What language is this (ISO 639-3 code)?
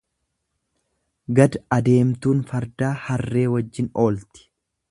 orm